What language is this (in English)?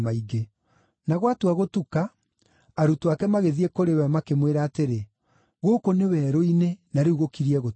Kikuyu